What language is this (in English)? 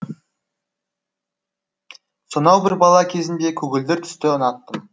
Kazakh